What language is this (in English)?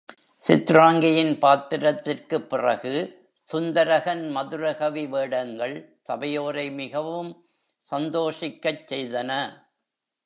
Tamil